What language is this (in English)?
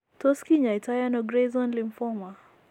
Kalenjin